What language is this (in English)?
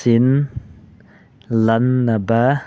Manipuri